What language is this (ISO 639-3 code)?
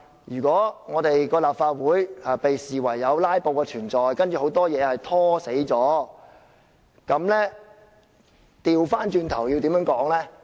yue